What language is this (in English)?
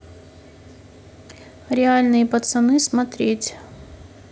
Russian